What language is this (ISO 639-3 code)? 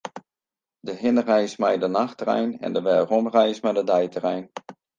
fry